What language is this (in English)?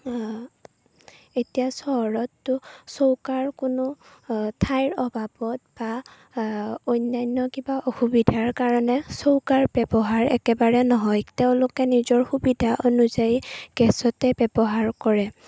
Assamese